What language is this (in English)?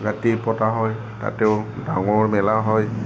Assamese